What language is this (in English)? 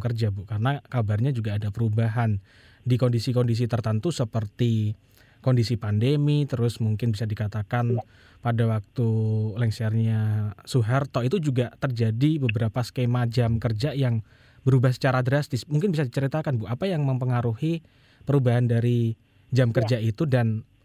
Indonesian